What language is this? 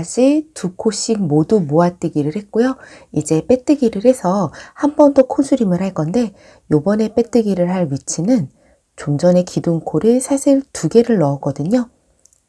Korean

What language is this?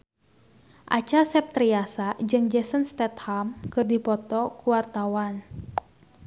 Sundanese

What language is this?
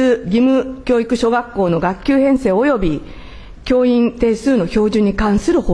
Japanese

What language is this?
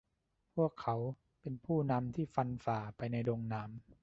Thai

